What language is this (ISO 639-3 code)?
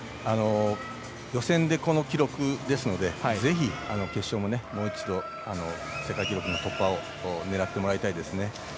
jpn